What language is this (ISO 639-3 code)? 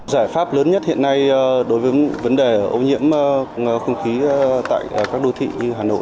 vie